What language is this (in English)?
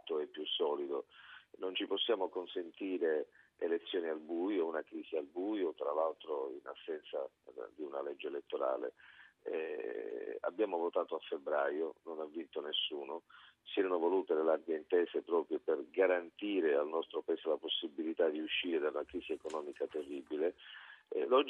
Italian